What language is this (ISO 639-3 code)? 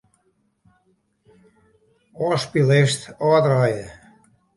fry